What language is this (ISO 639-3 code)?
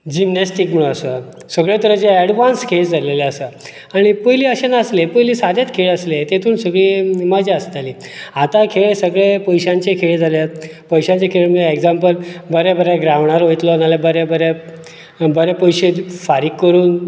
kok